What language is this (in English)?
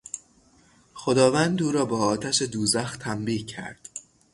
Persian